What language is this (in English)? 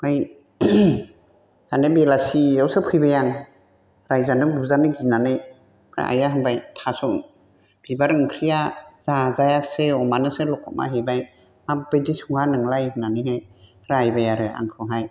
Bodo